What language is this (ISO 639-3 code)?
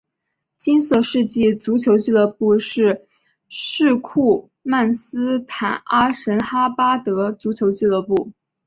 zho